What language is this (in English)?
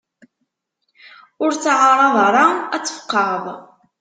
Kabyle